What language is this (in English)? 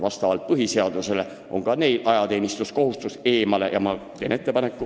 Estonian